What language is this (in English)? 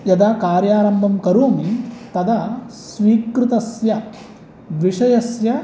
Sanskrit